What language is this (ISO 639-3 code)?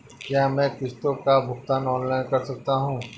hin